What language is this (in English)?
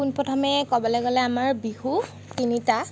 Assamese